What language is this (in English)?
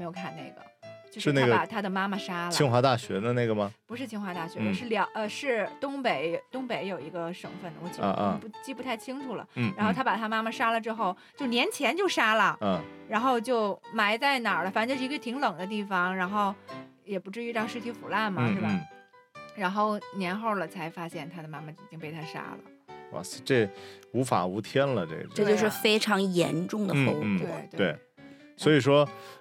Chinese